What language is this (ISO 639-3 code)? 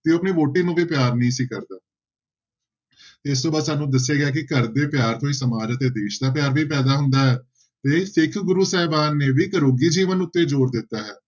pan